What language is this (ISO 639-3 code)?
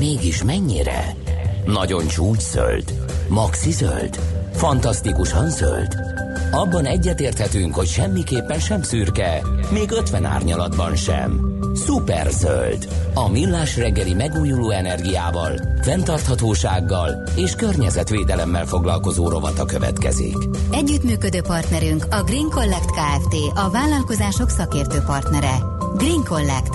hun